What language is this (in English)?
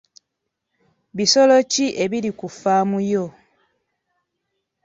Ganda